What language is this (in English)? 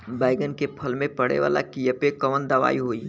Bhojpuri